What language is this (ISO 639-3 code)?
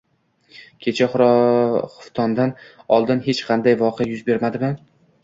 uzb